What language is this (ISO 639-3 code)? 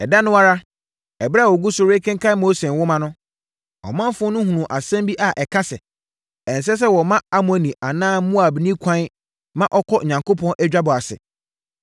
aka